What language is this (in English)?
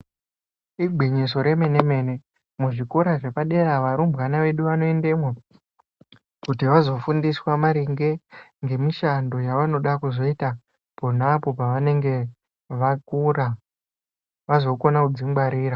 Ndau